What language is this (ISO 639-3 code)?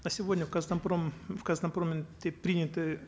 kaz